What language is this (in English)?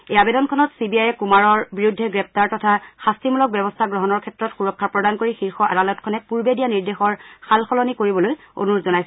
Assamese